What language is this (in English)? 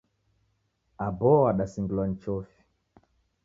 Taita